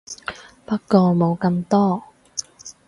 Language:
Cantonese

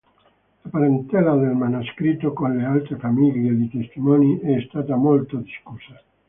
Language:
Italian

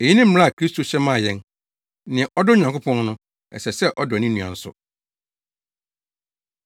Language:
Akan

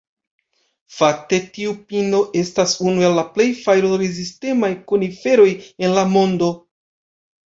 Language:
Esperanto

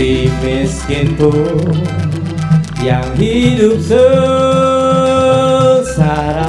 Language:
Indonesian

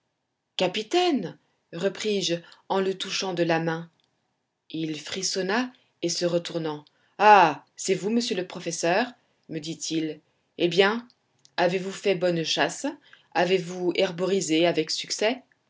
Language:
French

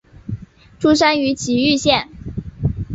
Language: Chinese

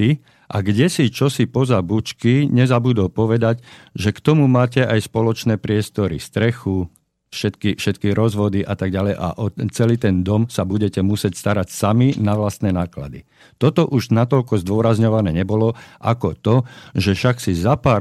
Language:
Slovak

